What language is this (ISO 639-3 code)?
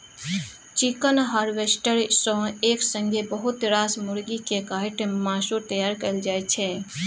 mai